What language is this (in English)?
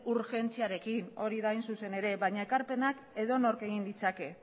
Basque